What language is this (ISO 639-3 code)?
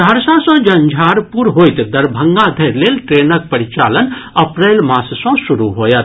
mai